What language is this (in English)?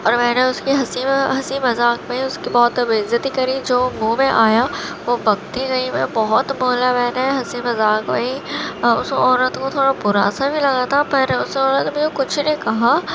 Urdu